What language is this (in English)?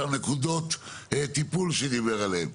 Hebrew